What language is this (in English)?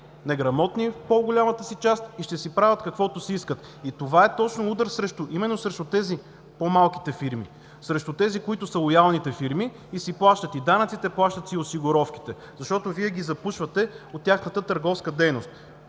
Bulgarian